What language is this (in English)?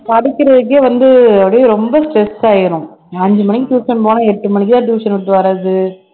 Tamil